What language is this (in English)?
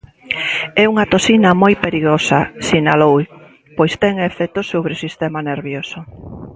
Galician